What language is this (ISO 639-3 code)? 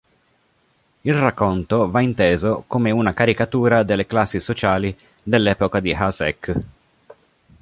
ita